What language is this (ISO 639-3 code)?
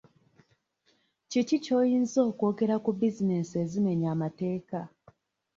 lug